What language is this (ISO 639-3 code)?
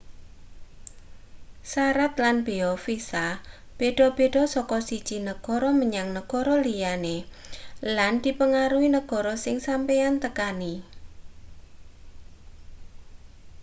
jav